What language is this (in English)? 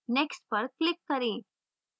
Hindi